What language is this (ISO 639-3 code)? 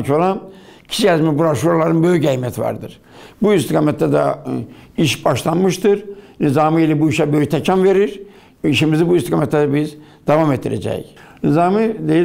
tur